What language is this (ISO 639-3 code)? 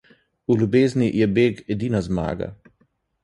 slv